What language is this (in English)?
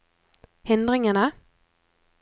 Norwegian